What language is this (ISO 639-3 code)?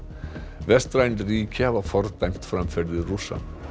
isl